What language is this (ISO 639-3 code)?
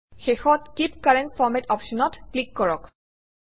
asm